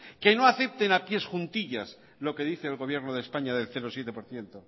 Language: Spanish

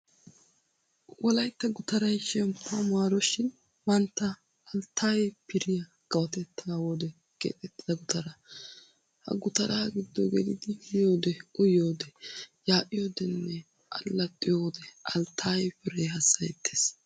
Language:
Wolaytta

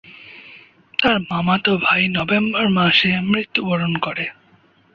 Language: Bangla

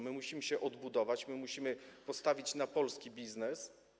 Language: Polish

